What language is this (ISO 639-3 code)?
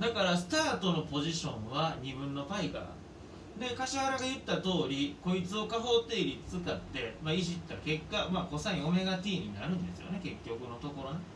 jpn